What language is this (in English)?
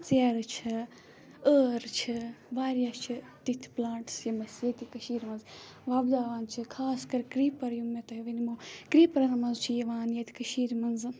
Kashmiri